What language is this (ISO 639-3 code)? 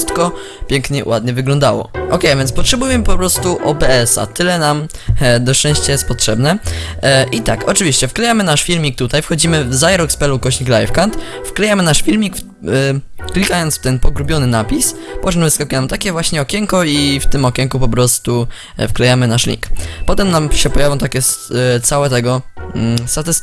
pol